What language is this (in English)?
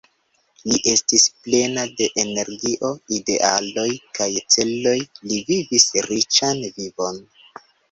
Esperanto